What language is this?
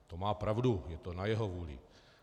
Czech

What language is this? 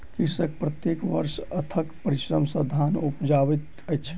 Maithili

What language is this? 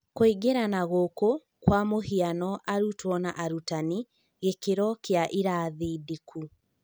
Kikuyu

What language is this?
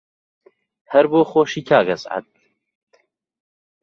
Central Kurdish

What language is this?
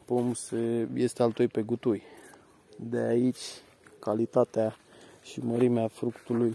Romanian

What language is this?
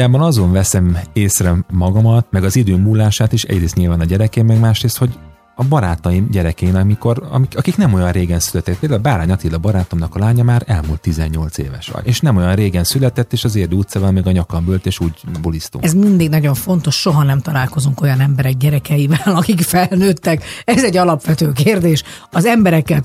Hungarian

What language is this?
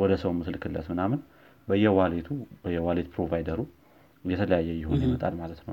Amharic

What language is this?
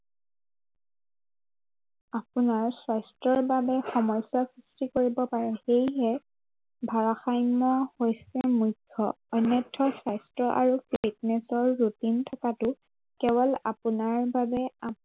Assamese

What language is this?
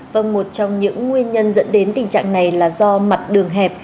Vietnamese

